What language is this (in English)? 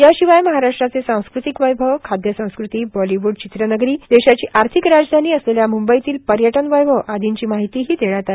Marathi